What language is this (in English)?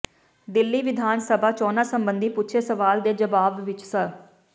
Punjabi